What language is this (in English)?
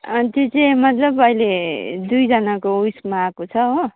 Nepali